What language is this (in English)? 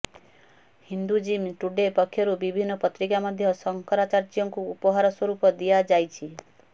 Odia